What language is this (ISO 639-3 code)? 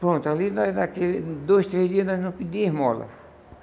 por